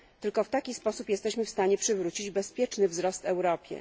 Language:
Polish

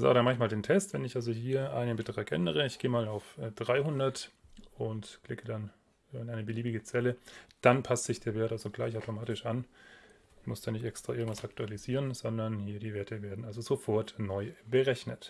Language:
German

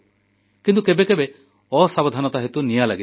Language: Odia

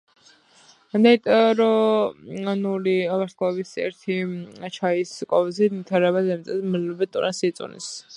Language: Georgian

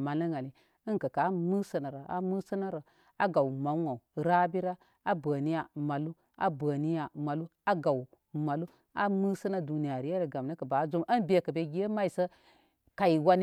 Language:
Koma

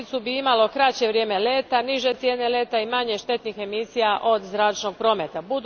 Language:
Croatian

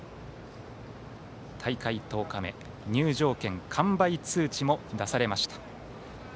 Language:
Japanese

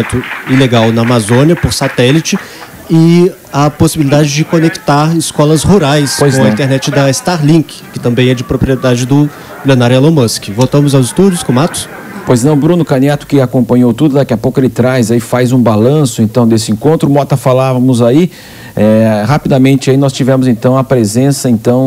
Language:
Portuguese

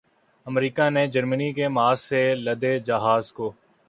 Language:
Urdu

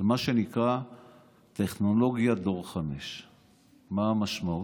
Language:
Hebrew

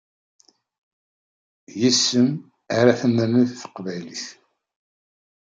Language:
Kabyle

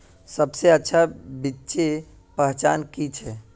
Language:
Magahi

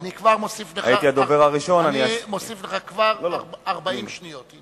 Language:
Hebrew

